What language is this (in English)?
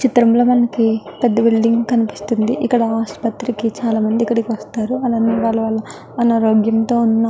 Telugu